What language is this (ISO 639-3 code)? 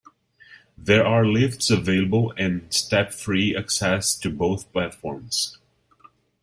eng